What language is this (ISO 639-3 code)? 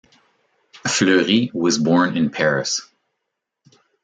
eng